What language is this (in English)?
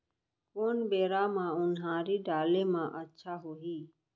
Chhattisgarhi